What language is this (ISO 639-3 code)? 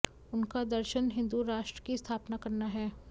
hin